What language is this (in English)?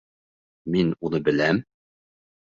Bashkir